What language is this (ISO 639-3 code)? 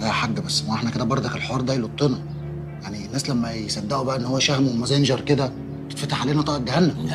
ara